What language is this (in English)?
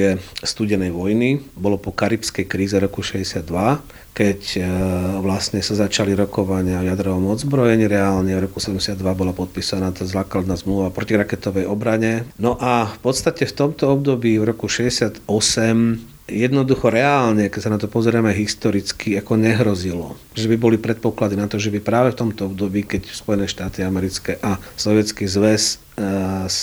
Slovak